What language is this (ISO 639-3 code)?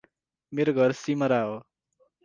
nep